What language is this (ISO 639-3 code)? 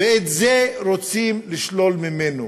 heb